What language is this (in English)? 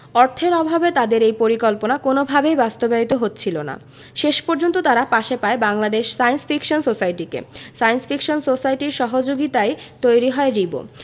Bangla